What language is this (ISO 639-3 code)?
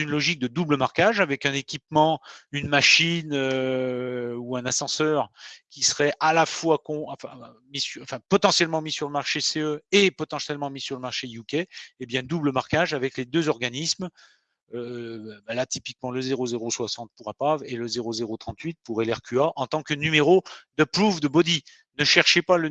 fra